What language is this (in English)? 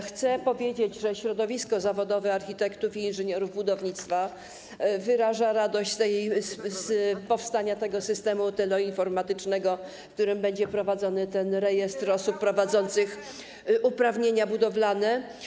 Polish